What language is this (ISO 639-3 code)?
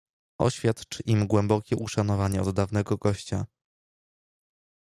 pol